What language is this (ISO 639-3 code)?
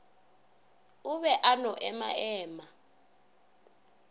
nso